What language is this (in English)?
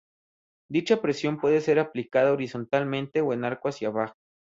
Spanish